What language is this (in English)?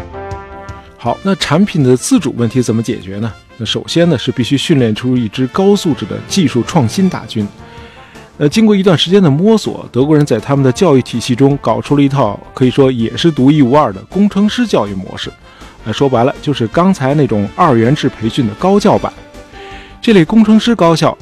Chinese